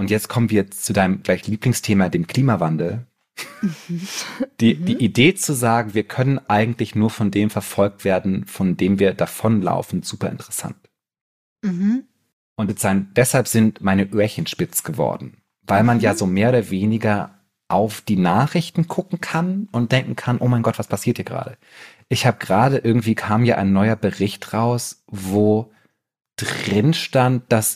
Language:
German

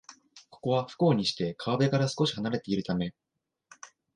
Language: Japanese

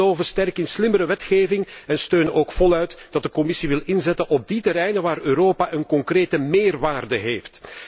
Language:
Dutch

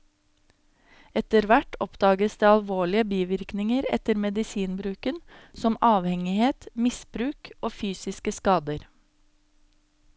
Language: Norwegian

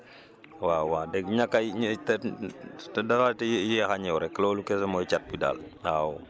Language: Wolof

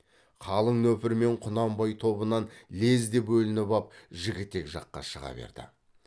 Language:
Kazakh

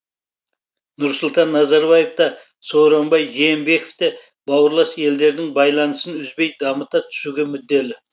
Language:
Kazakh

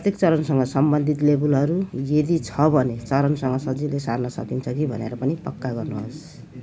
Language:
Nepali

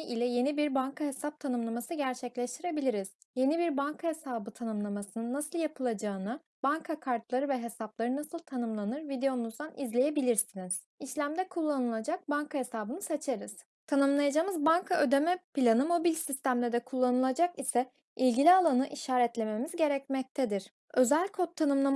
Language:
Turkish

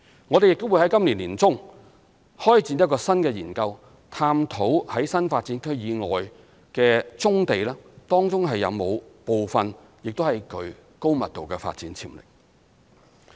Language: Cantonese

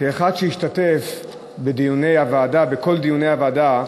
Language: Hebrew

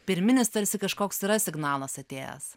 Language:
Lithuanian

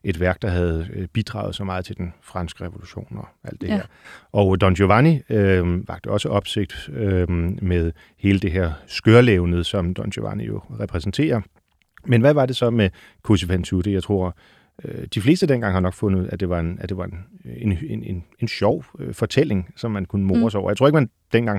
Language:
Danish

